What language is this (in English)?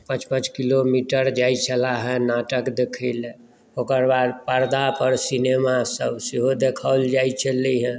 Maithili